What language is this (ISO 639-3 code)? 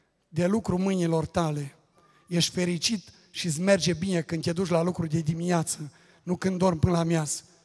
ron